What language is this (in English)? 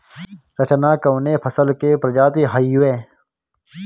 Bhojpuri